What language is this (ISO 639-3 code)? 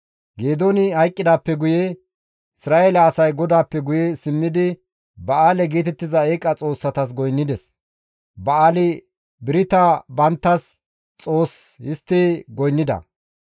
gmv